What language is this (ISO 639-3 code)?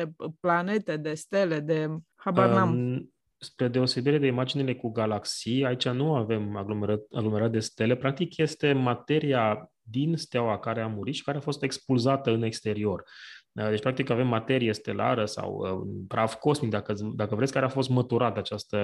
ron